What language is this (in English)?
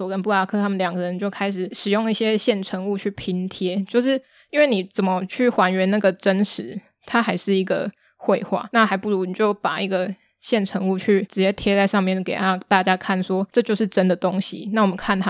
Chinese